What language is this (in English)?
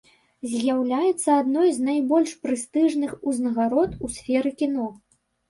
Belarusian